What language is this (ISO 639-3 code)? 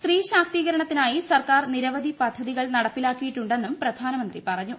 mal